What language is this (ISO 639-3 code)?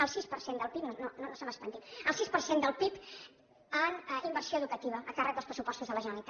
cat